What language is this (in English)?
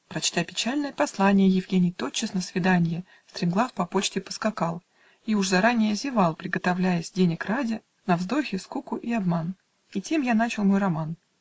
Russian